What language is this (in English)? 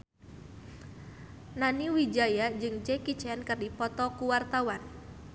Sundanese